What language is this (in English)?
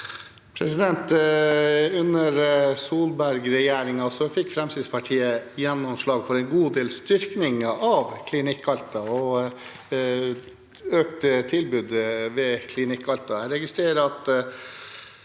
Norwegian